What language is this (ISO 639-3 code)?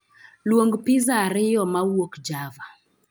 luo